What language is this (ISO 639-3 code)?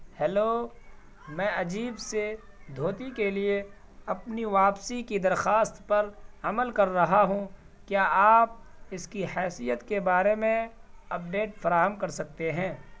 urd